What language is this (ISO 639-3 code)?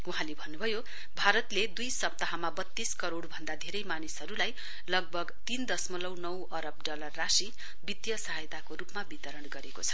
nep